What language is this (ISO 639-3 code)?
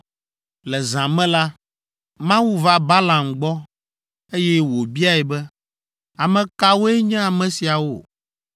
ewe